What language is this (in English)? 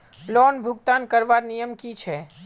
Magahi